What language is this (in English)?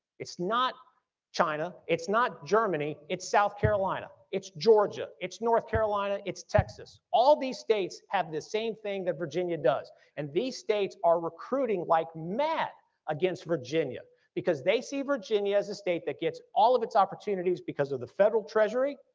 English